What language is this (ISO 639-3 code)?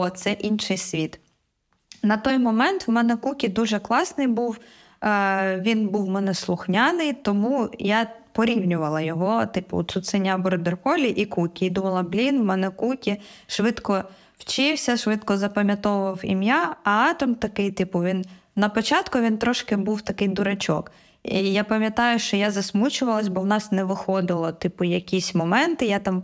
ukr